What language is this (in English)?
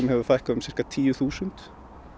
Icelandic